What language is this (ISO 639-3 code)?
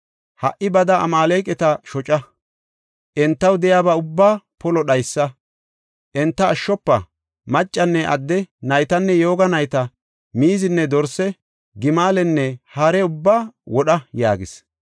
gof